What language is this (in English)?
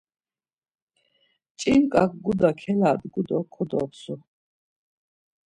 Laz